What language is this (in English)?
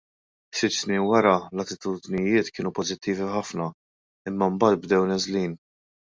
Maltese